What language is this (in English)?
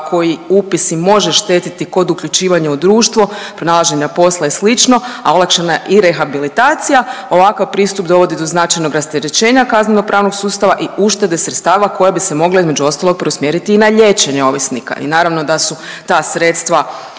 Croatian